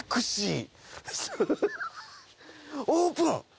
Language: Japanese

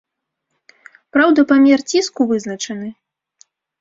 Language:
Belarusian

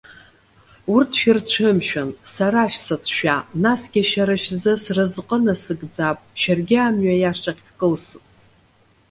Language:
Abkhazian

